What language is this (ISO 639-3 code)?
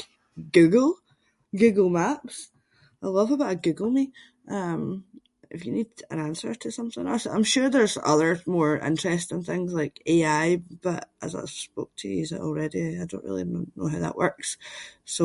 sco